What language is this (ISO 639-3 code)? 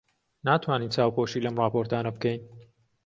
ckb